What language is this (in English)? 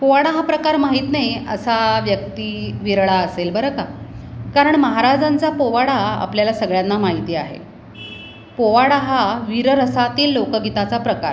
Marathi